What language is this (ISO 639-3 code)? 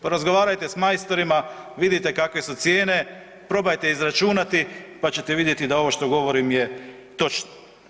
hrv